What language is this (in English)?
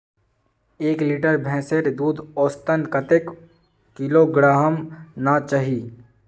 Magahi